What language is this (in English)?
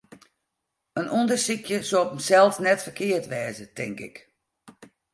Western Frisian